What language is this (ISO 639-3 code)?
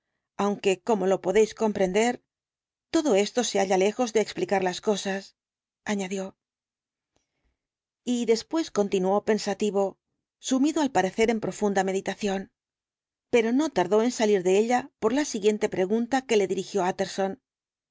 spa